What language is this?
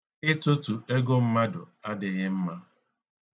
Igbo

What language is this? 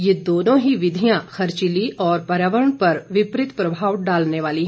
Hindi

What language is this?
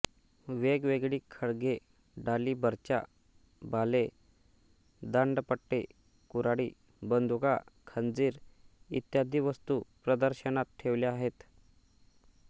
Marathi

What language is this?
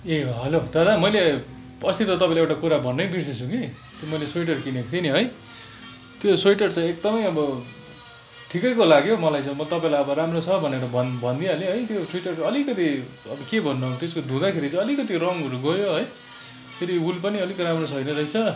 Nepali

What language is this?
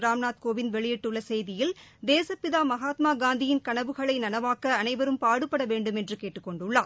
Tamil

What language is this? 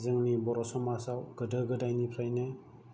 Bodo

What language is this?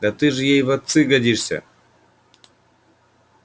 Russian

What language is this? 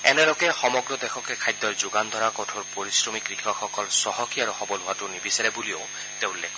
Assamese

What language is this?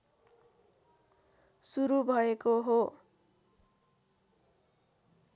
Nepali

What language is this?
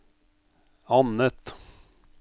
Norwegian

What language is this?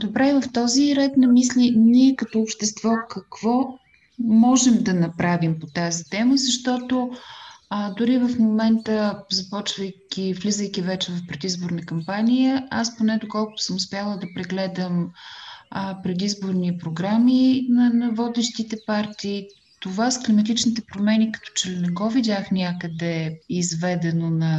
Bulgarian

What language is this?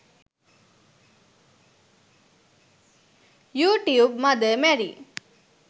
Sinhala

